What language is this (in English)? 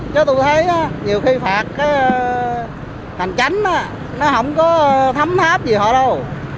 Vietnamese